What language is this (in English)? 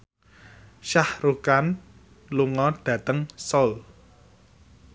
Javanese